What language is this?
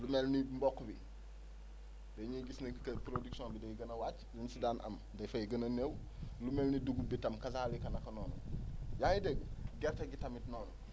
Wolof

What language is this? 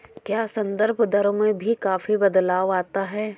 Hindi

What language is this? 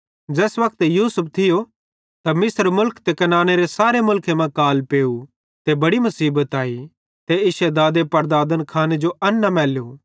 Bhadrawahi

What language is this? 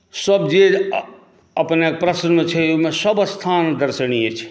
Maithili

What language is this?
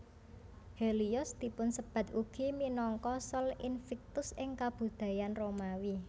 Javanese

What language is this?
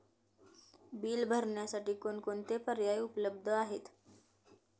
Marathi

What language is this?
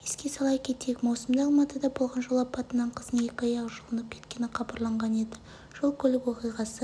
Kazakh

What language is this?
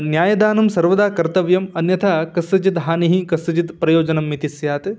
Sanskrit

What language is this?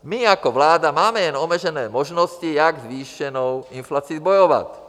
Czech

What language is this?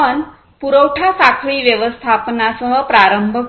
Marathi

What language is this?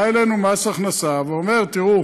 Hebrew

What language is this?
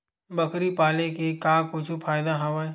Chhattisgarhi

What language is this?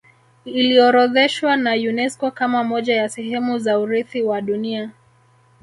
Swahili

